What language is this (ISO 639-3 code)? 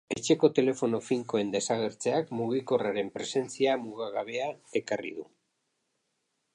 eus